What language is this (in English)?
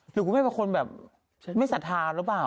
Thai